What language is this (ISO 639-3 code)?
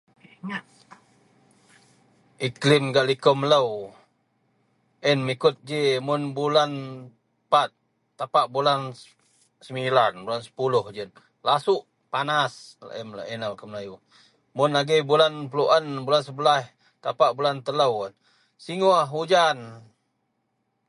mel